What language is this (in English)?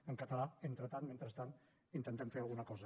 Catalan